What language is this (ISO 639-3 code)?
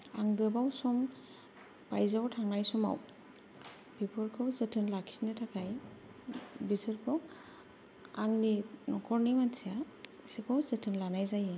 brx